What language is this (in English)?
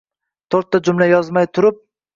Uzbek